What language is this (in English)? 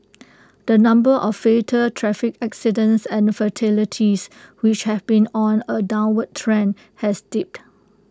English